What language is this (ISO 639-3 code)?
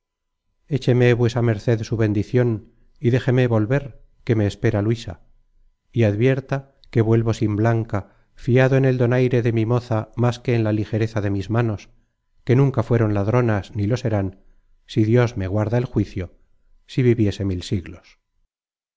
spa